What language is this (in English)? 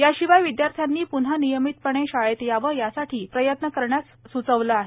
Marathi